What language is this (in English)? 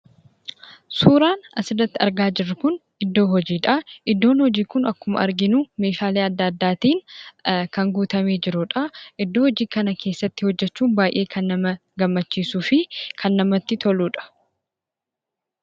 Oromo